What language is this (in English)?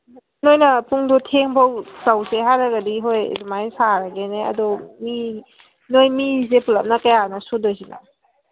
Manipuri